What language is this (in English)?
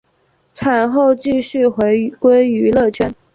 Chinese